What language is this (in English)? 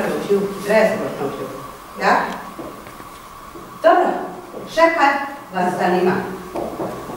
Greek